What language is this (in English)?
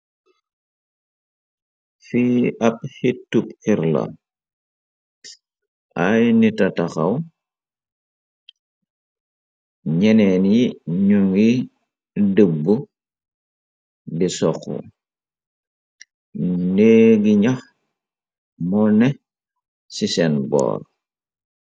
Wolof